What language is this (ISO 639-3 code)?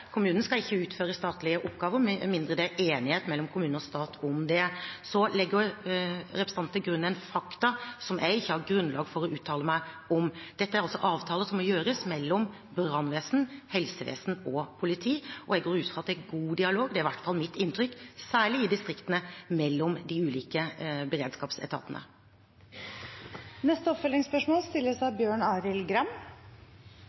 nor